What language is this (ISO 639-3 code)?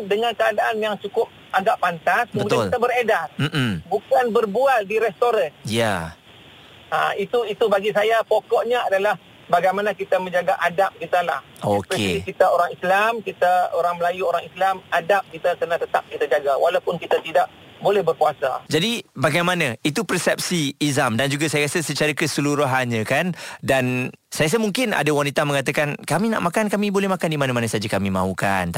msa